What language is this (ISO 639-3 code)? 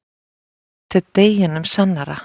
isl